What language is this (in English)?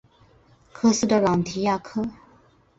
Chinese